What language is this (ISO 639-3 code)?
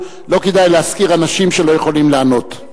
heb